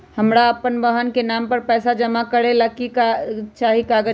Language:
Magahi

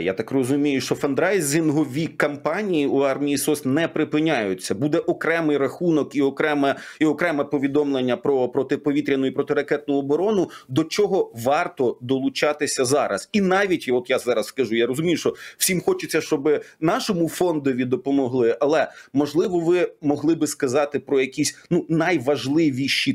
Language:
Ukrainian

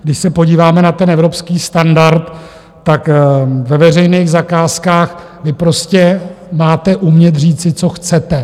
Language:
Czech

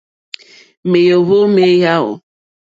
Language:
Mokpwe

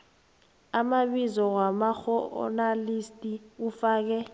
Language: South Ndebele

